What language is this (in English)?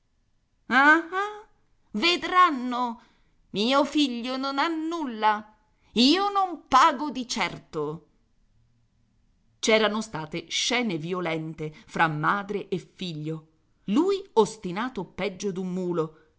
Italian